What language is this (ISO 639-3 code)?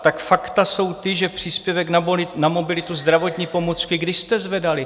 ces